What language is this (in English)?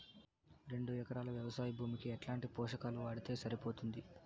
Telugu